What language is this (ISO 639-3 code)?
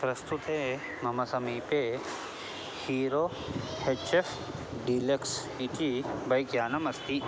san